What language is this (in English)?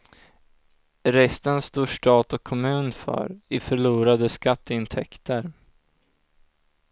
Swedish